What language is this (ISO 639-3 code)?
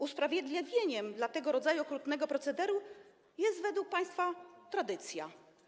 pol